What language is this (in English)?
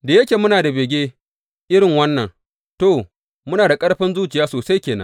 Hausa